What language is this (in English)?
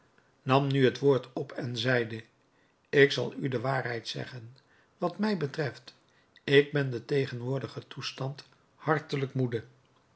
Dutch